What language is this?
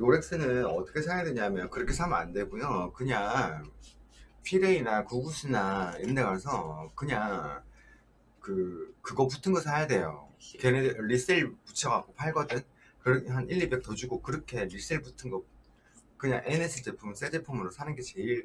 Korean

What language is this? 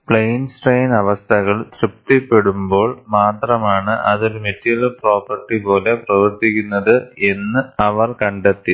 Malayalam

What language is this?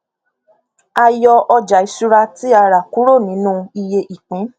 Yoruba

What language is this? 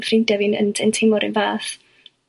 Welsh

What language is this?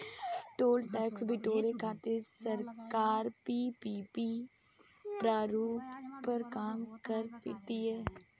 Bhojpuri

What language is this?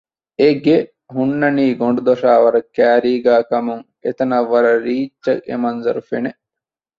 Divehi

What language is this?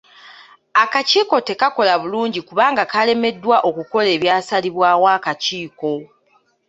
Ganda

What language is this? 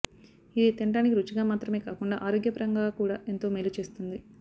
Telugu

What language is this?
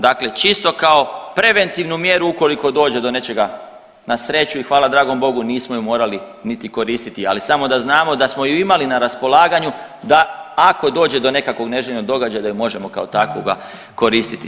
Croatian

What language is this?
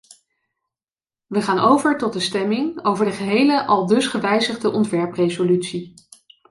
Dutch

